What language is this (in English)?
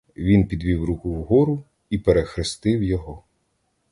Ukrainian